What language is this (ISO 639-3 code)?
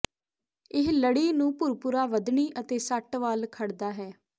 pan